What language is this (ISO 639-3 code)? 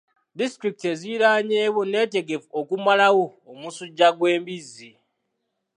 lug